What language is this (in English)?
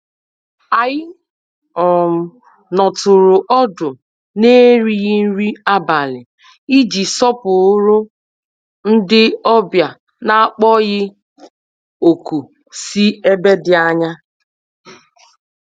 Igbo